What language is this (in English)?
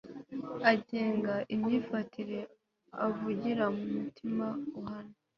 Kinyarwanda